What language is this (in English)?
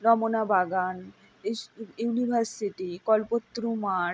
Bangla